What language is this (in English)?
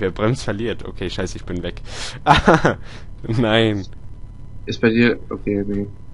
German